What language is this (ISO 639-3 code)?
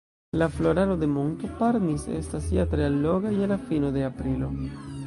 epo